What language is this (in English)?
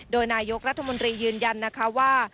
Thai